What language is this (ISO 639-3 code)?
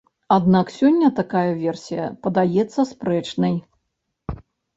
bel